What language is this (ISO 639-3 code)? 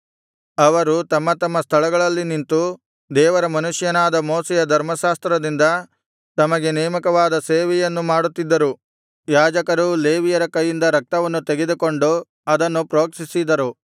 kan